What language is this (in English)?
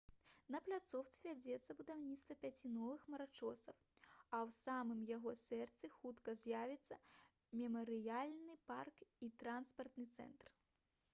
Belarusian